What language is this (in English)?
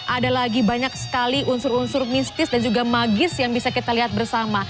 Indonesian